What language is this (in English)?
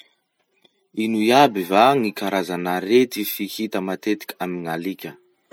Masikoro Malagasy